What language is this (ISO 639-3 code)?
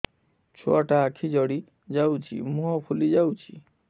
ori